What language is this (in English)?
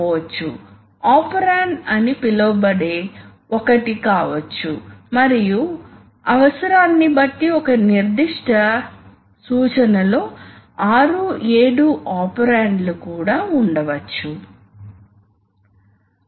Telugu